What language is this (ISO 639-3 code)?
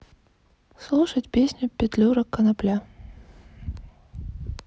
rus